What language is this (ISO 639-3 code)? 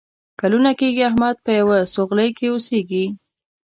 pus